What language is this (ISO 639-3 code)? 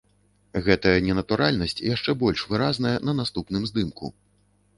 bel